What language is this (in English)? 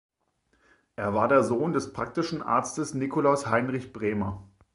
German